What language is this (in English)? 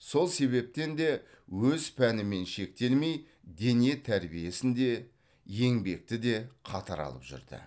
Kazakh